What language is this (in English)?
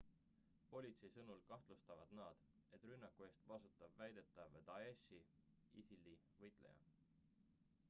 Estonian